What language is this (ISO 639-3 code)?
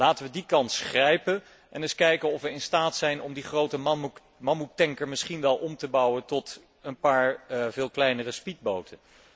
nld